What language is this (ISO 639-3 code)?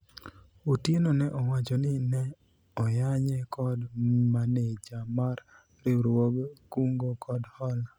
luo